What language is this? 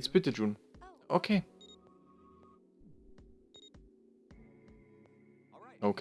German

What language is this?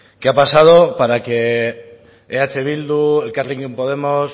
Spanish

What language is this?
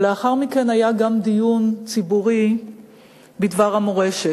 Hebrew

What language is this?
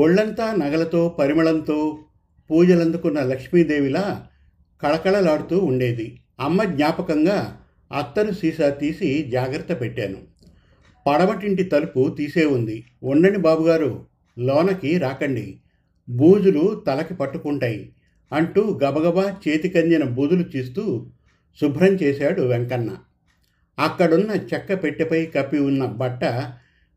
Telugu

